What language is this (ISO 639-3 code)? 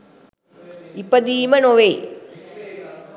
sin